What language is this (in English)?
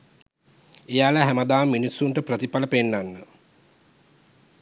Sinhala